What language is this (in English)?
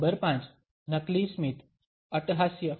Gujarati